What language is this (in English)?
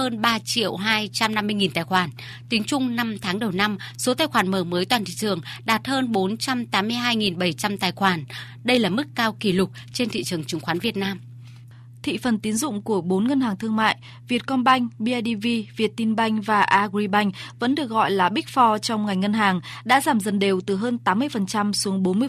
Vietnamese